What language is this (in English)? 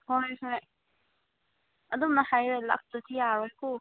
Manipuri